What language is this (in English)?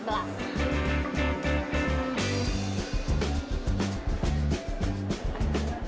Indonesian